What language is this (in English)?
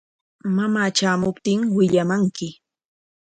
Corongo Ancash Quechua